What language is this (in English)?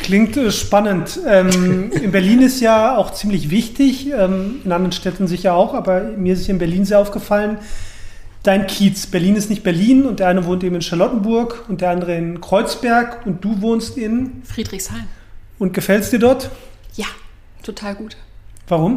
German